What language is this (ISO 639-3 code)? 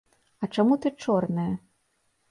bel